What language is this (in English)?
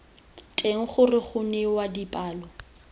Tswana